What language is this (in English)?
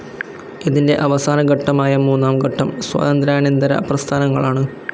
Malayalam